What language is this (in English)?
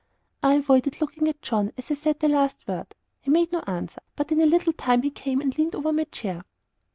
English